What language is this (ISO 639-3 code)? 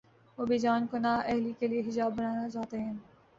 urd